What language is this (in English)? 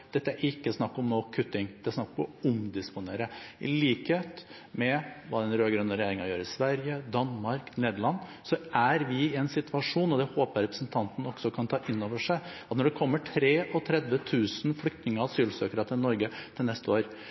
Norwegian Bokmål